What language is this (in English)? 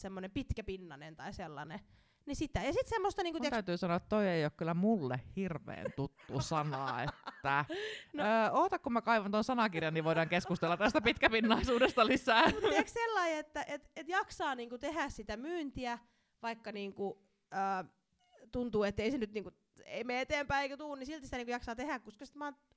Finnish